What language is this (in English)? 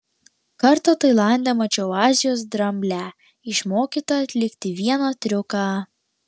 Lithuanian